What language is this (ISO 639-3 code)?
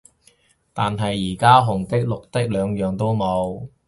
yue